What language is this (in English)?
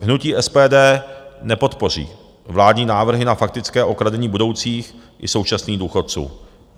Czech